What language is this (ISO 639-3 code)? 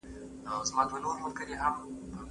pus